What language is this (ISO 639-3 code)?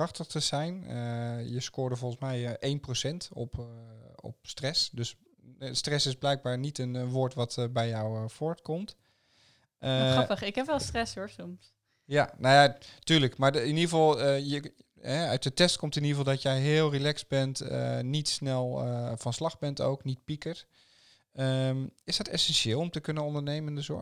nld